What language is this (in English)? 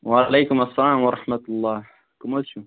Kashmiri